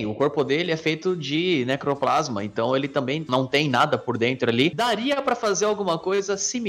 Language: Portuguese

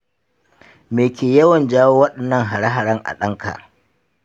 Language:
Hausa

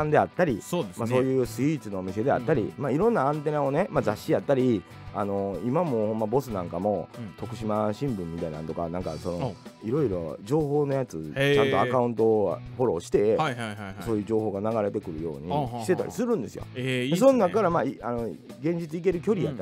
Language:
Japanese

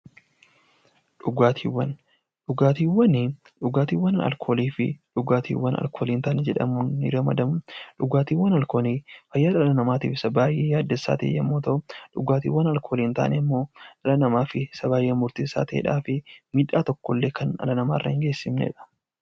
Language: Oromo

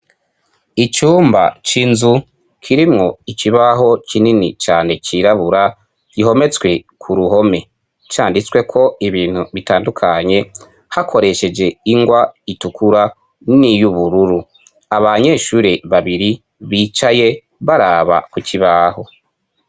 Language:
Rundi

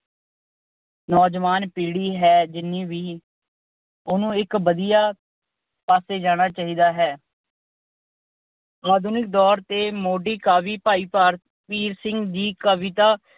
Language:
Punjabi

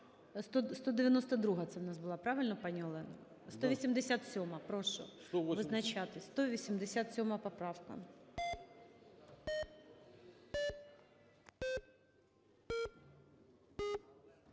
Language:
Ukrainian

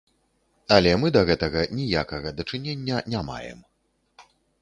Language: Belarusian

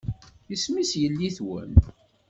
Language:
Kabyle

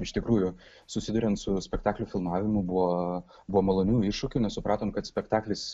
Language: Lithuanian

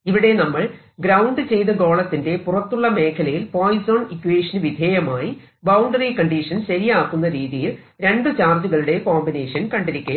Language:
Malayalam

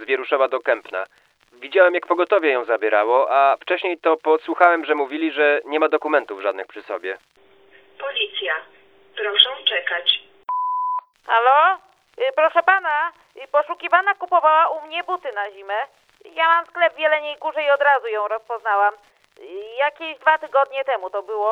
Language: Polish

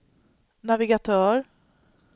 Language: Swedish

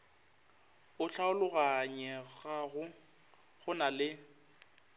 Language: Northern Sotho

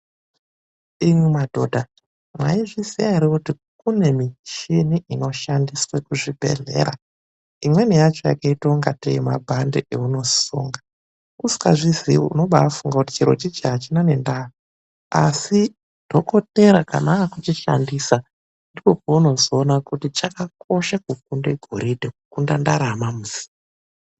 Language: Ndau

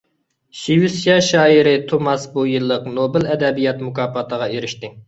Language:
Uyghur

